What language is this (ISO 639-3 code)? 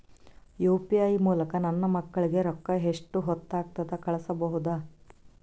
kan